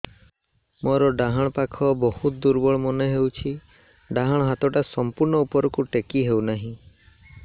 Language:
Odia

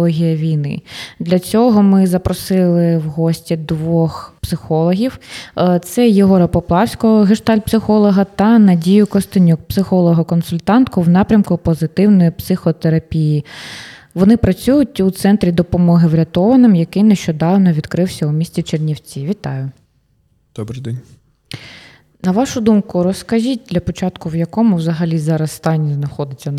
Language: Ukrainian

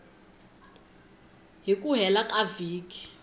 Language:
Tsonga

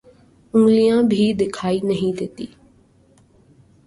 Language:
Urdu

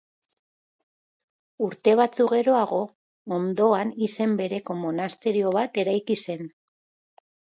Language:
Basque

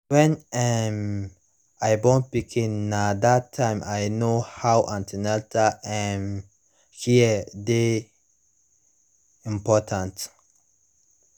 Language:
Nigerian Pidgin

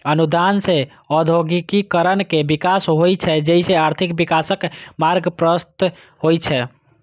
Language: Maithili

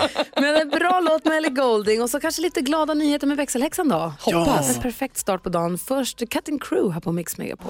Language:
Swedish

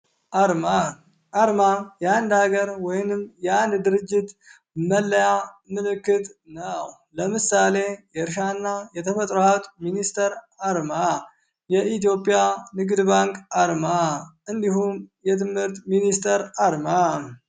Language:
Amharic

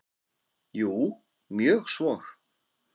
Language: Icelandic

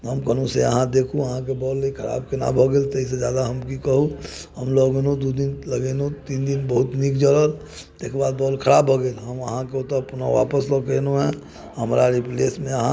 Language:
Maithili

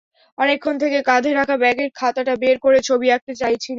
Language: Bangla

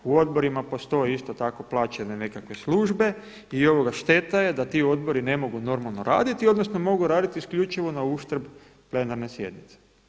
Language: Croatian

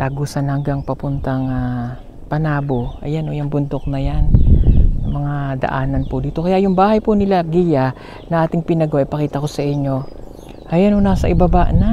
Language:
Filipino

